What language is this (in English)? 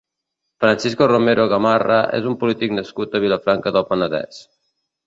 Catalan